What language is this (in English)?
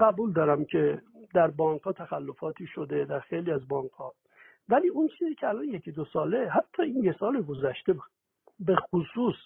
Persian